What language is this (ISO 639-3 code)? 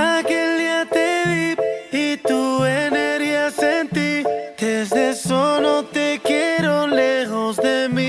ron